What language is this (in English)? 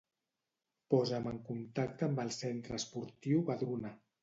Catalan